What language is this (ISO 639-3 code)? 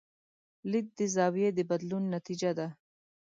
pus